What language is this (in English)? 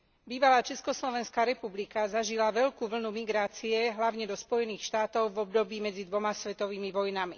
Slovak